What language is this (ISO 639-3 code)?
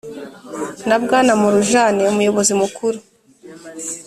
kin